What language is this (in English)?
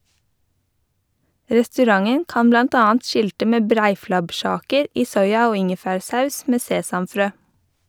Norwegian